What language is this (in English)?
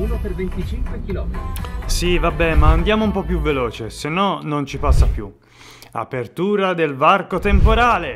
Italian